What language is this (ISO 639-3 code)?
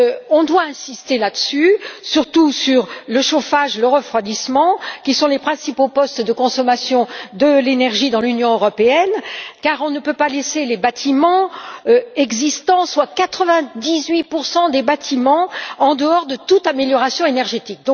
fra